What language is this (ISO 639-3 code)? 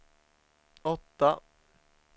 swe